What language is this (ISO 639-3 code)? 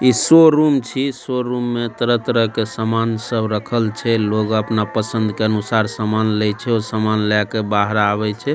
mai